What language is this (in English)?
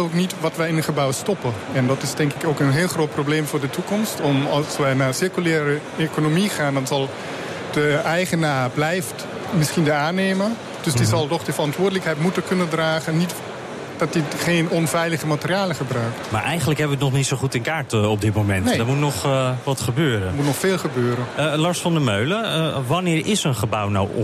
Dutch